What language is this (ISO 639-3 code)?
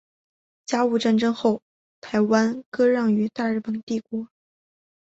zho